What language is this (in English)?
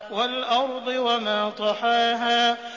Arabic